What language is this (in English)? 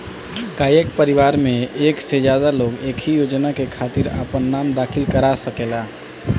Bhojpuri